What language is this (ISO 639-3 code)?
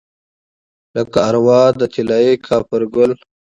pus